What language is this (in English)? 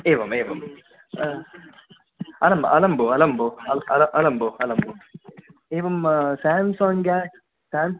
Sanskrit